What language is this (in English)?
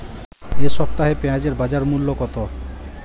Bangla